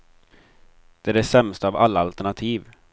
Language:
Swedish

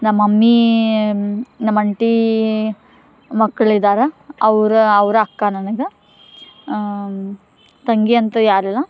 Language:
Kannada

